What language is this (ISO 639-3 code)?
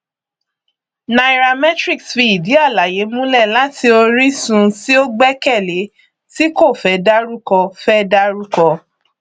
yor